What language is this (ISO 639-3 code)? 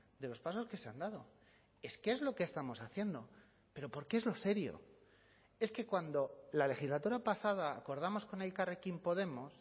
spa